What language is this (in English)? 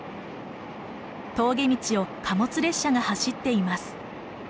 Japanese